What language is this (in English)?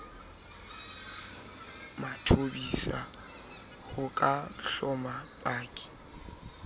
Southern Sotho